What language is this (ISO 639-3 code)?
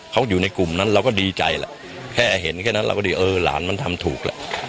tha